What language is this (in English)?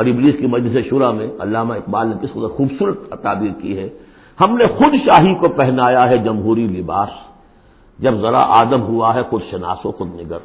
Urdu